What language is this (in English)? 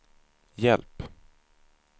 Swedish